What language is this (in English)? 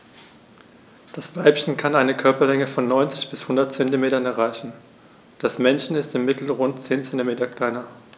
German